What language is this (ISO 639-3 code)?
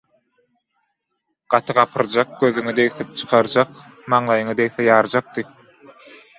tuk